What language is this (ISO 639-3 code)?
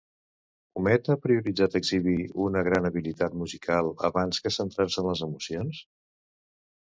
cat